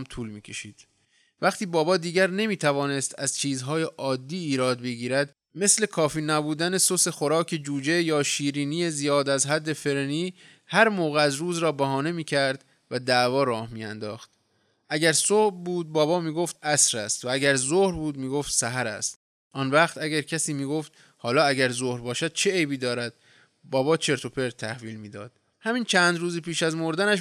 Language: Persian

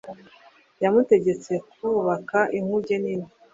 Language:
Kinyarwanda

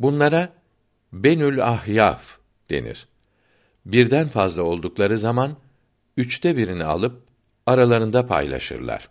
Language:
Turkish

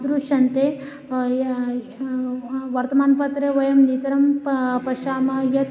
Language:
Sanskrit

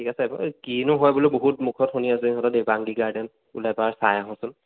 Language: Assamese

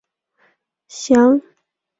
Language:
Chinese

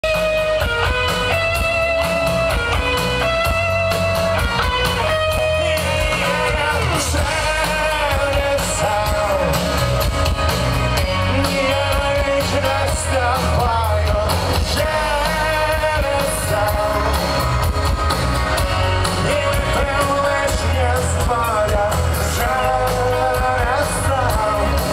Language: Ukrainian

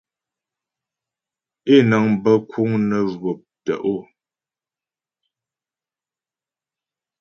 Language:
Ghomala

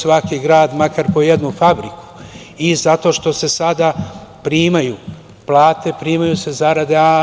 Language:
Serbian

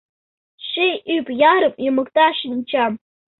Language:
Mari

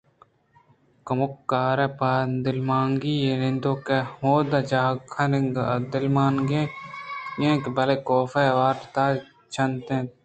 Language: Eastern Balochi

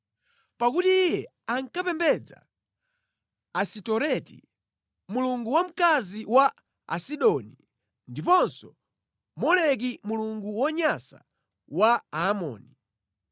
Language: Nyanja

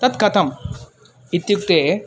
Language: Sanskrit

